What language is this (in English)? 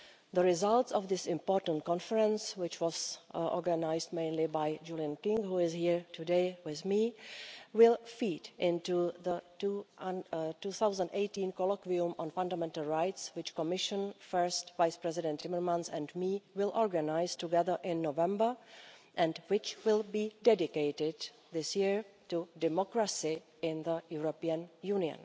English